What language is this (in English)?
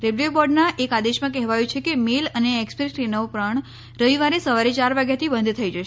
Gujarati